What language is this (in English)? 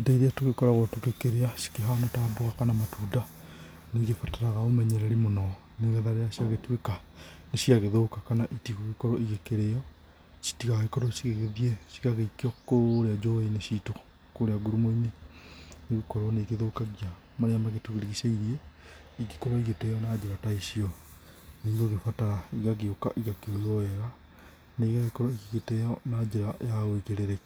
Kikuyu